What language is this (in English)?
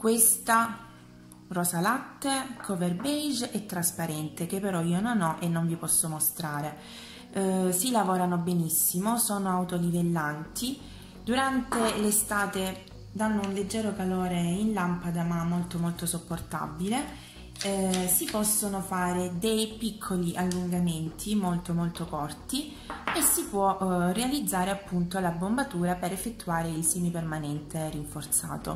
Italian